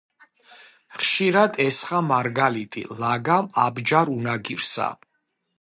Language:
Georgian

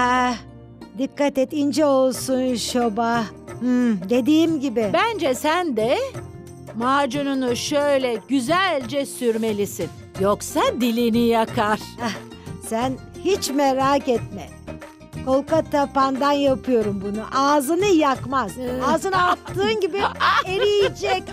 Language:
Turkish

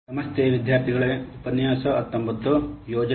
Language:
Kannada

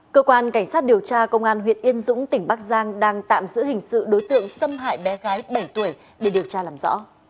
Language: Vietnamese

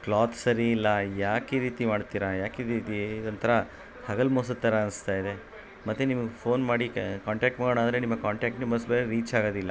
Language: Kannada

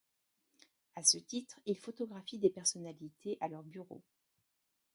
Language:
French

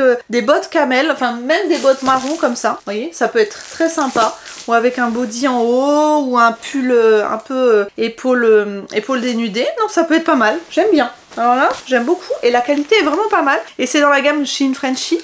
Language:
French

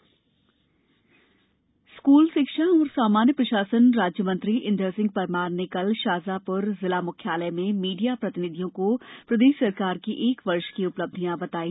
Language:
Hindi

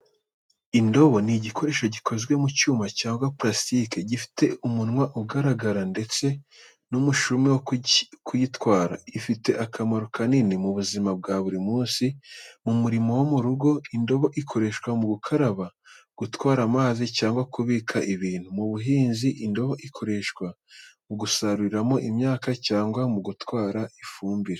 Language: Kinyarwanda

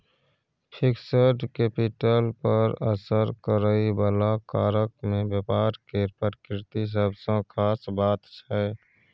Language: Maithili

